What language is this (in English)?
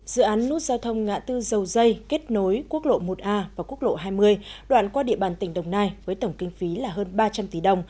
Vietnamese